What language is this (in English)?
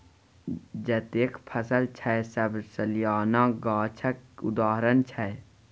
Maithili